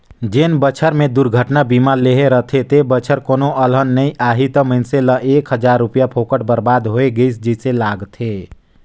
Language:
Chhattisgarhi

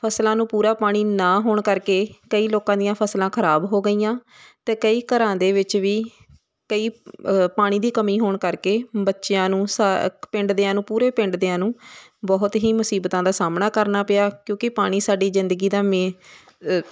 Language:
Punjabi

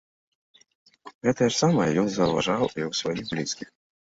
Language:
Belarusian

